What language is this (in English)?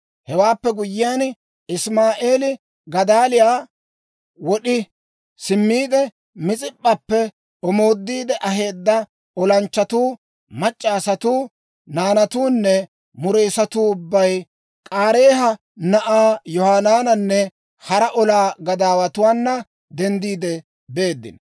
Dawro